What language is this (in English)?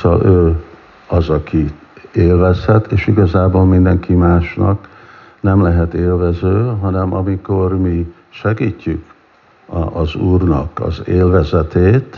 Hungarian